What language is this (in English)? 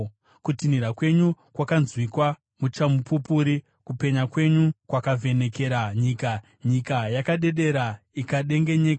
Shona